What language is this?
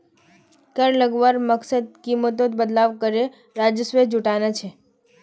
Magahi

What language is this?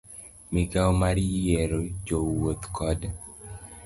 Luo (Kenya and Tanzania)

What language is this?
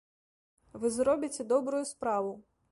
Belarusian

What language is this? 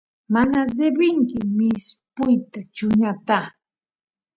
Santiago del Estero Quichua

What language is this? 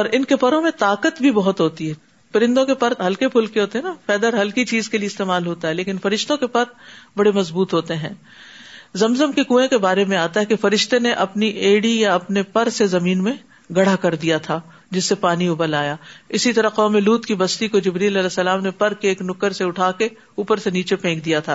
Urdu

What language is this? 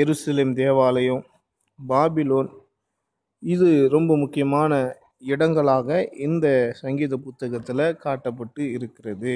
Tamil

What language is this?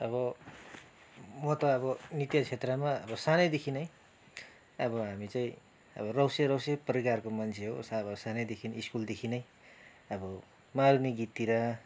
Nepali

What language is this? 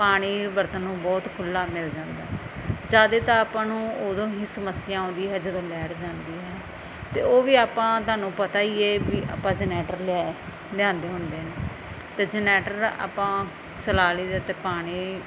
Punjabi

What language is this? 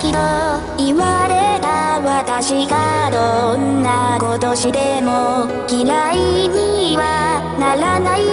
Thai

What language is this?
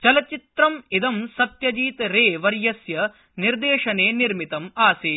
Sanskrit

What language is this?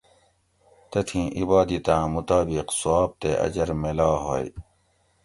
Gawri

